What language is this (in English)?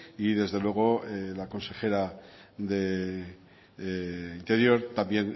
Spanish